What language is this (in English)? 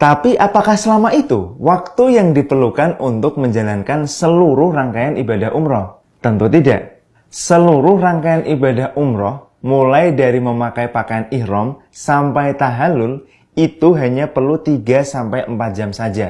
Indonesian